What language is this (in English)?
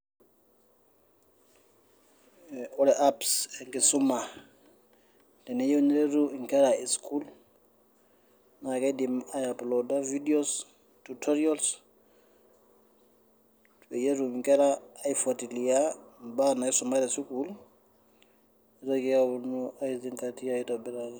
Masai